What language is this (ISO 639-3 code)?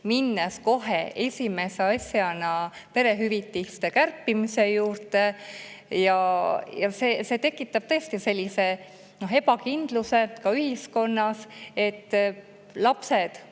est